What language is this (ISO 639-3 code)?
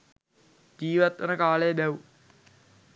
sin